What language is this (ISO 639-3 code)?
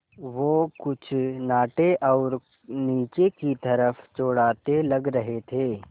hin